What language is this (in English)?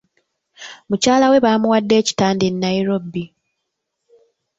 Ganda